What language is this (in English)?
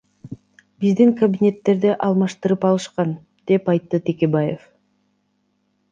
Kyrgyz